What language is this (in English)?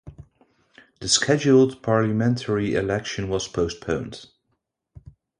English